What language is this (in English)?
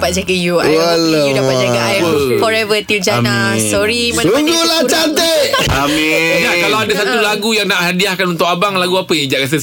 Malay